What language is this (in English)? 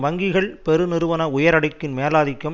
Tamil